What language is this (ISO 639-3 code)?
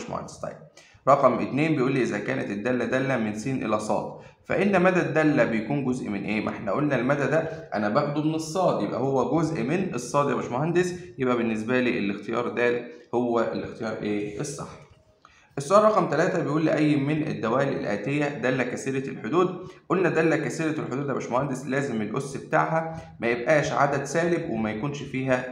ara